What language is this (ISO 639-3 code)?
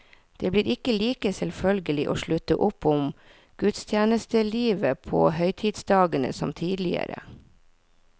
nor